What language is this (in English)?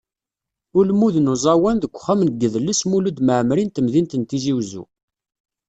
Kabyle